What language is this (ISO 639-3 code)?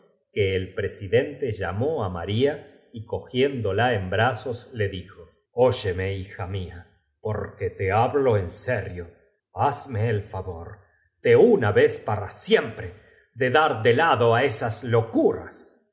spa